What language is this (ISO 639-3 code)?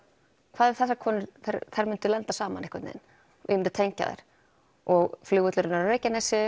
isl